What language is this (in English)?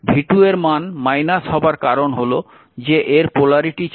Bangla